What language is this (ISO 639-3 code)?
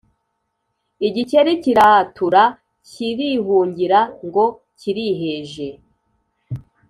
kin